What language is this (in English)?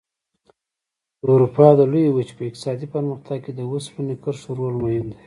Pashto